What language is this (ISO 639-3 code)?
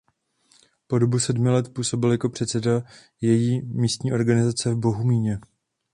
ces